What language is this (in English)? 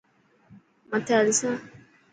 Dhatki